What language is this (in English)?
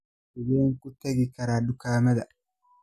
Somali